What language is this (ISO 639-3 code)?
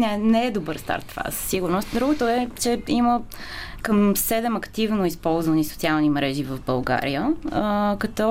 bul